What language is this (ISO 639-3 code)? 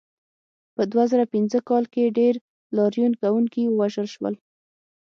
pus